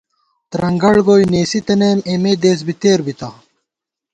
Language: Gawar-Bati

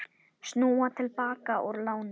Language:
Icelandic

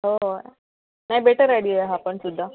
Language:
Marathi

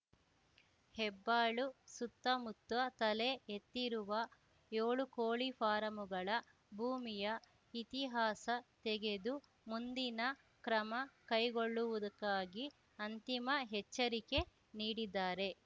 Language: Kannada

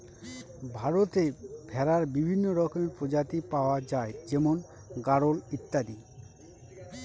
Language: Bangla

